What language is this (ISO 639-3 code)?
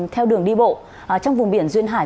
vie